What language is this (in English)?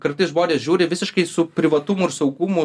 Lithuanian